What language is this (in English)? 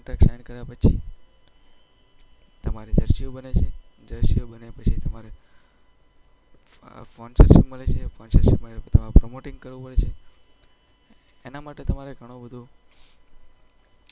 Gujarati